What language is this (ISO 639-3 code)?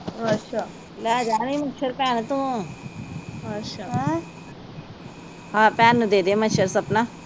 pan